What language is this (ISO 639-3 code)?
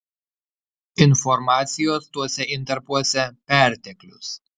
lit